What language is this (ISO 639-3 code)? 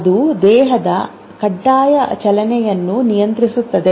kan